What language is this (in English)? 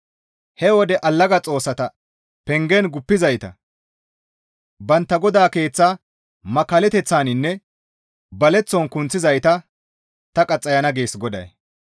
Gamo